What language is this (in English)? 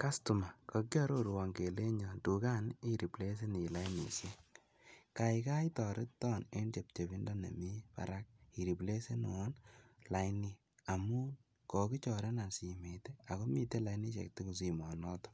Kalenjin